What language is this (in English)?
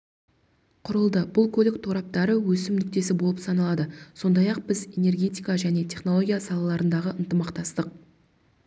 Kazakh